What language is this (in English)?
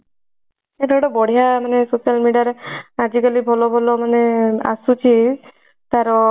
Odia